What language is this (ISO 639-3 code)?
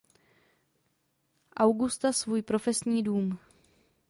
ces